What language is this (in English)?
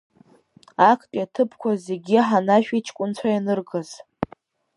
Abkhazian